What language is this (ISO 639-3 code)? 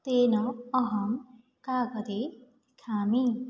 san